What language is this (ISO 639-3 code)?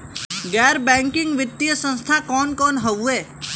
bho